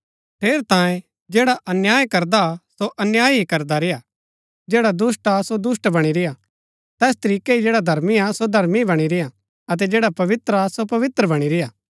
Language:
Gaddi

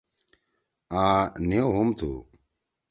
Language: Torwali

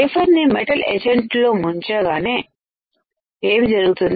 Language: Telugu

